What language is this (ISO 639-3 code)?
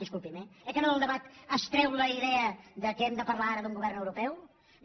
cat